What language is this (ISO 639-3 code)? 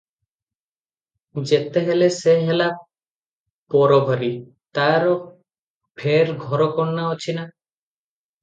ori